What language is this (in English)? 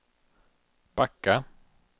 Swedish